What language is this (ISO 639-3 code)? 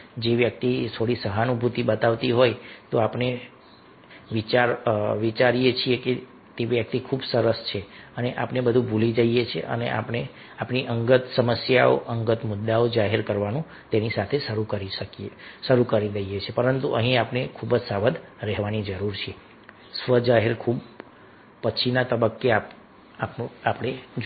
guj